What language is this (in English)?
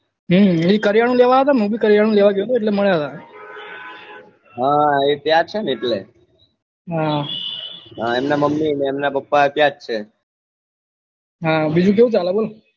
Gujarati